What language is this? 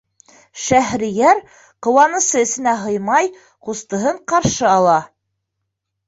Bashkir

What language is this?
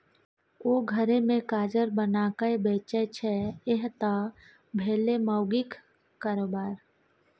Maithili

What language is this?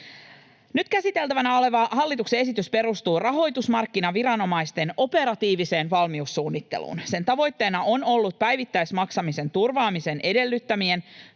Finnish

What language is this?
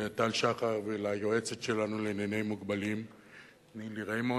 Hebrew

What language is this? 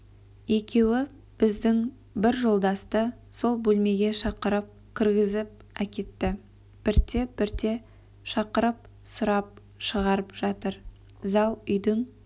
Kazakh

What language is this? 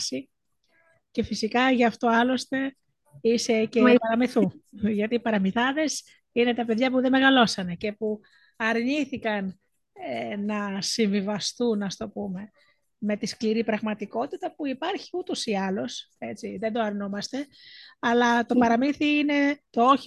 Greek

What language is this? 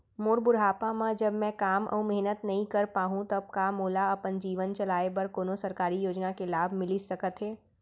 Chhattisgarhi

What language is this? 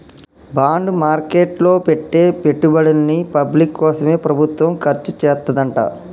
Telugu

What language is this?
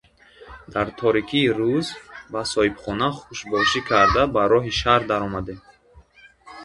Tajik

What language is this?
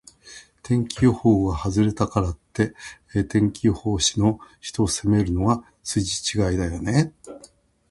Japanese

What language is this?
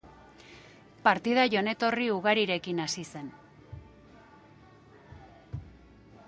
Basque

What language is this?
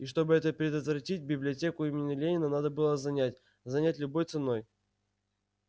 Russian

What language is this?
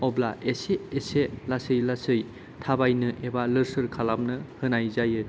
Bodo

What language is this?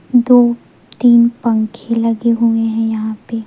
Hindi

